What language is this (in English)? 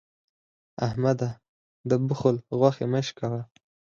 Pashto